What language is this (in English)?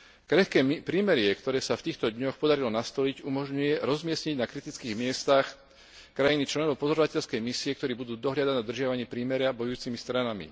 Slovak